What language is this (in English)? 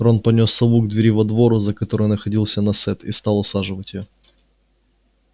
Russian